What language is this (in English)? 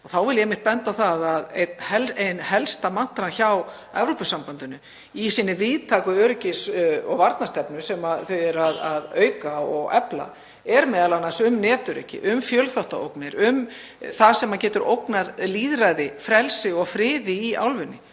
Icelandic